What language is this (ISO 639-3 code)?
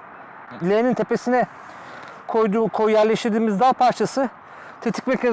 tur